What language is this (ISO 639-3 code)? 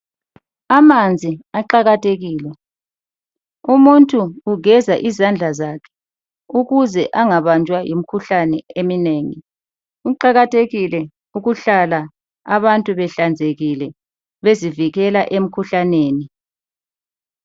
nde